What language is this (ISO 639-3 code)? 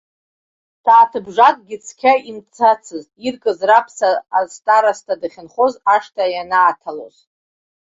abk